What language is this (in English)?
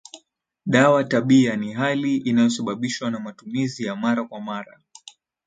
Swahili